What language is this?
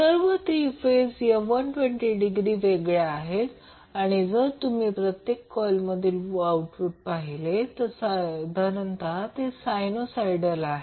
Marathi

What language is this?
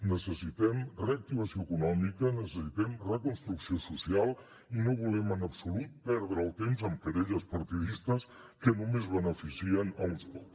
Catalan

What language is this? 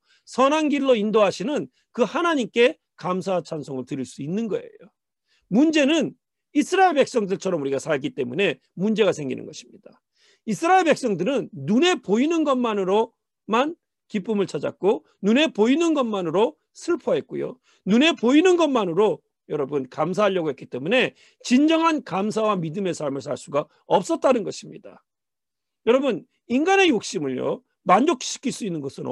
Korean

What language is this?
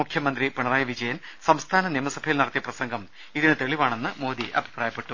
Malayalam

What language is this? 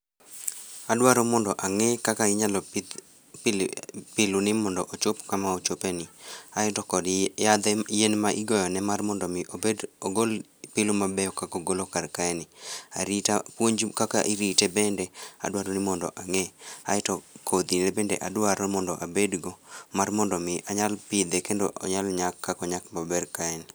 Luo (Kenya and Tanzania)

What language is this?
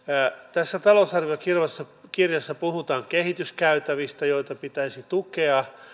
Finnish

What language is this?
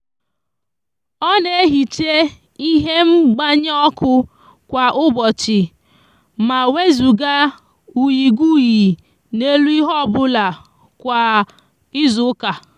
Igbo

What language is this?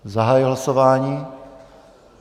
Czech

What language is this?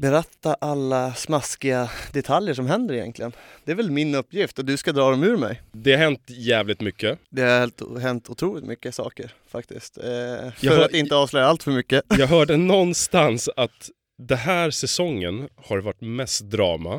Swedish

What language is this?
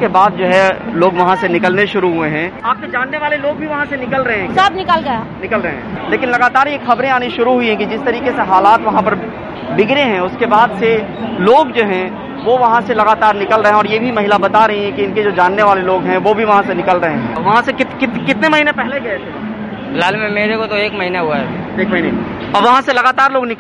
Hindi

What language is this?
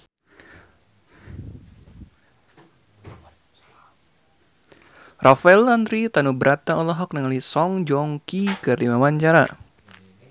Sundanese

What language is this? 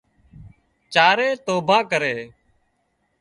Wadiyara Koli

